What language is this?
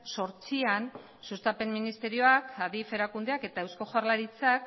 Basque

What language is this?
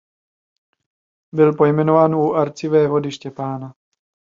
Czech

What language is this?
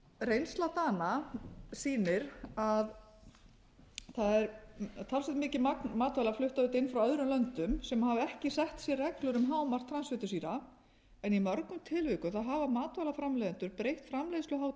Icelandic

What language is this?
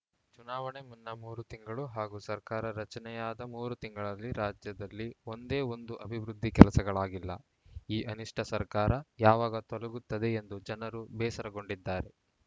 Kannada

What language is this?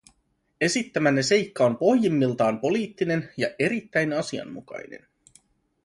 Finnish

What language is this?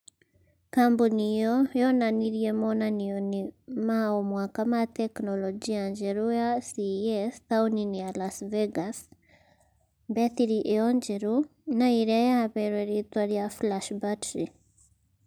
Kikuyu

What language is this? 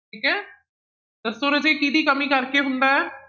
Punjabi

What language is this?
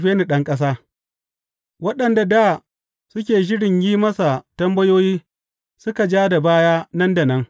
Hausa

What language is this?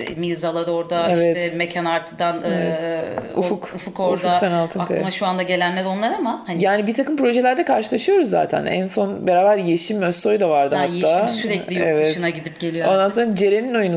Turkish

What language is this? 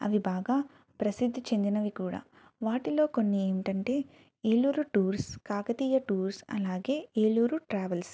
Telugu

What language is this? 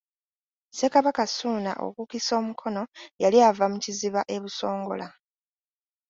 Ganda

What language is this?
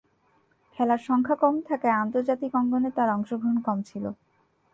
Bangla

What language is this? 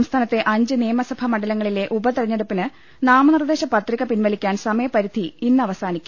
Malayalam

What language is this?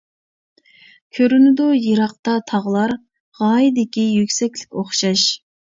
Uyghur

